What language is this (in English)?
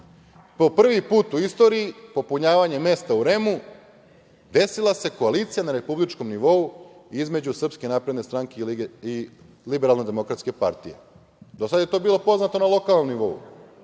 Serbian